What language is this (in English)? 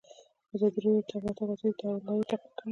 Pashto